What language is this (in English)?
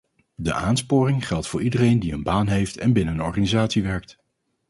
Dutch